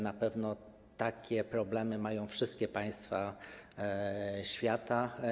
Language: Polish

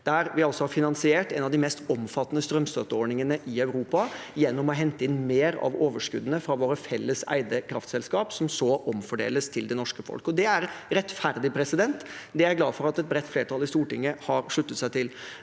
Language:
Norwegian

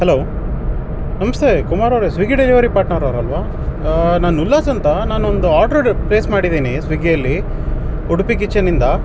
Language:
Kannada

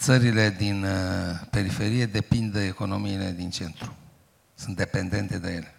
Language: Romanian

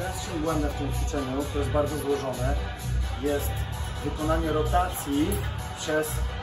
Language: Polish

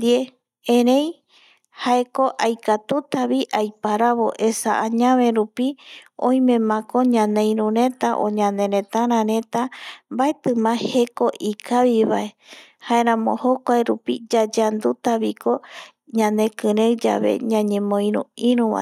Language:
Eastern Bolivian Guaraní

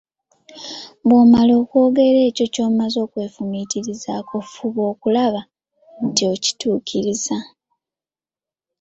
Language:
Ganda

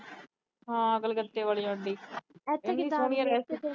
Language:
Punjabi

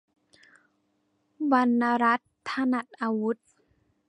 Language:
Thai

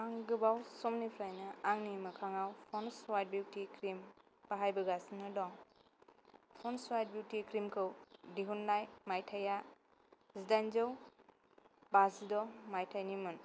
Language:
Bodo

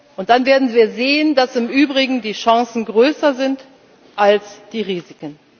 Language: German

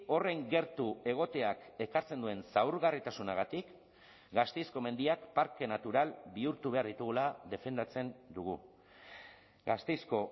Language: Basque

